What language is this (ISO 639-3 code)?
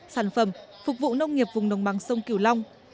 vie